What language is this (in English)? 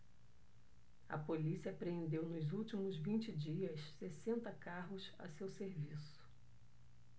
Portuguese